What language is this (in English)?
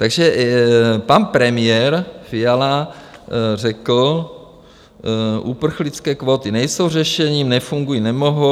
Czech